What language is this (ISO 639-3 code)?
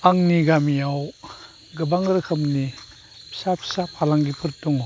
brx